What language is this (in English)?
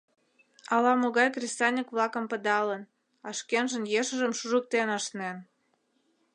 Mari